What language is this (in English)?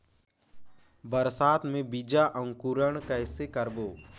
Chhattisgarhi